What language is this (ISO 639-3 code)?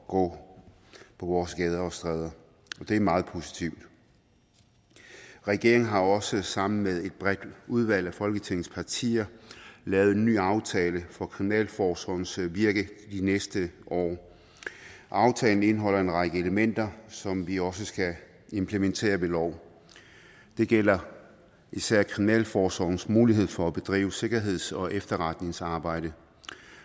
dan